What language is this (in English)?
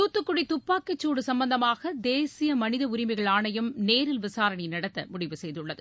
Tamil